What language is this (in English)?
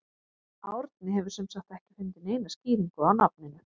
Icelandic